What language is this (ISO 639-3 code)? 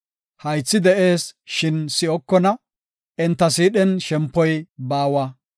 gof